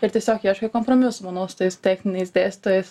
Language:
Lithuanian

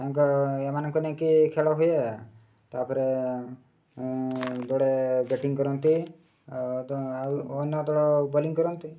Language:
Odia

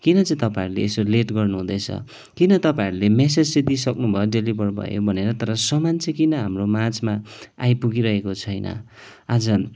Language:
Nepali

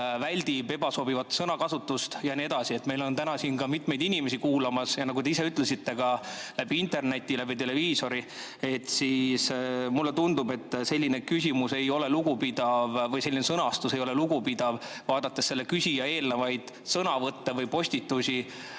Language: Estonian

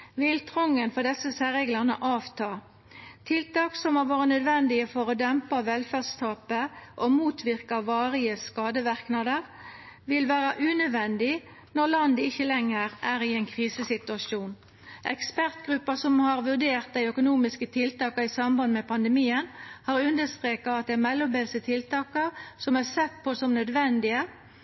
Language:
Norwegian Nynorsk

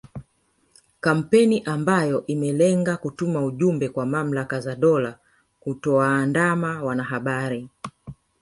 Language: Swahili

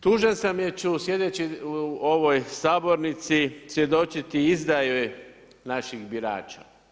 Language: Croatian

